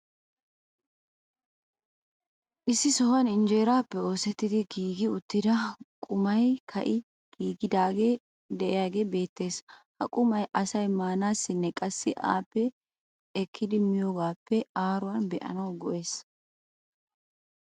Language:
Wolaytta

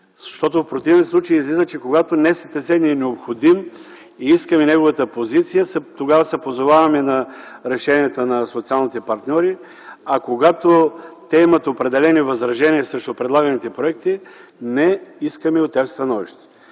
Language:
Bulgarian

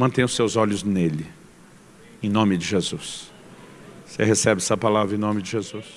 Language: Portuguese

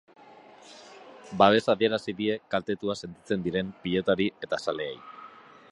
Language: Basque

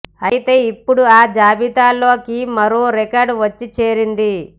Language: Telugu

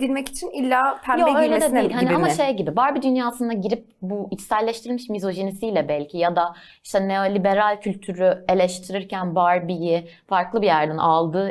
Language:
Turkish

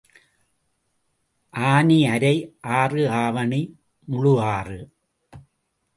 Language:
Tamil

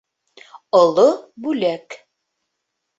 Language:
Bashkir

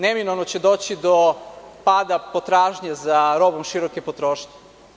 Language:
Serbian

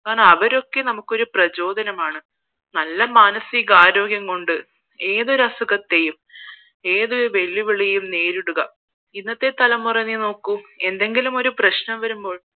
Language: Malayalam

